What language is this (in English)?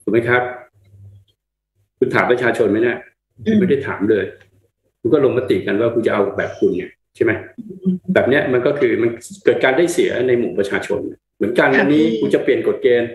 Thai